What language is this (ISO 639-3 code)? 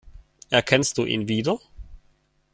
deu